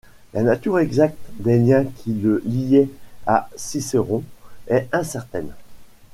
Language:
French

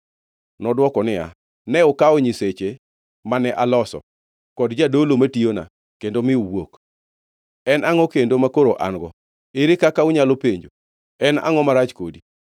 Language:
Luo (Kenya and Tanzania)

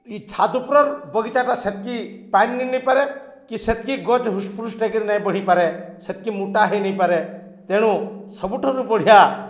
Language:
Odia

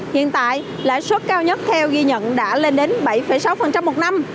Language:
Vietnamese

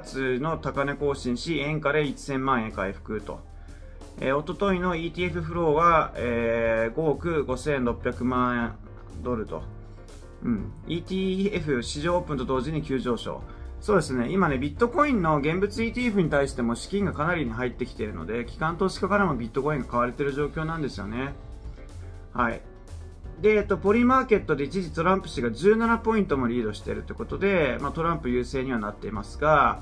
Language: Japanese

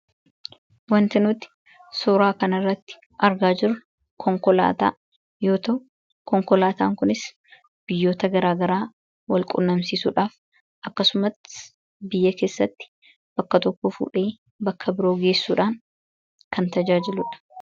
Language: Oromo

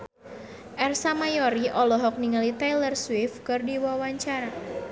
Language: Sundanese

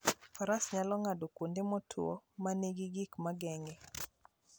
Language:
Luo (Kenya and Tanzania)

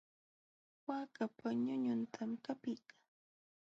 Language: Jauja Wanca Quechua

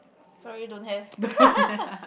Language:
English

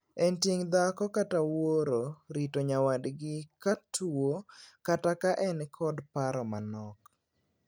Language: Luo (Kenya and Tanzania)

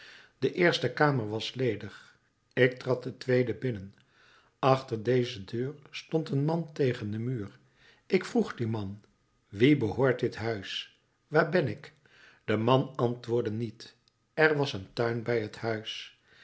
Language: Dutch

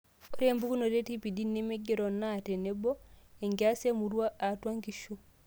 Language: Masai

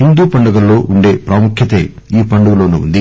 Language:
Telugu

